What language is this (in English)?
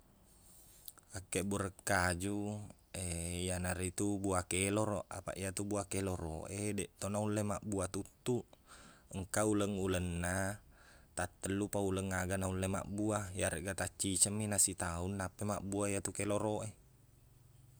Buginese